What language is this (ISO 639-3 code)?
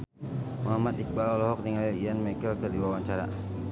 sun